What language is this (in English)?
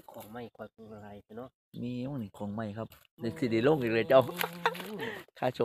Thai